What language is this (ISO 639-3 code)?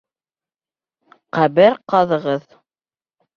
bak